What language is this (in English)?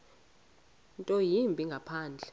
Xhosa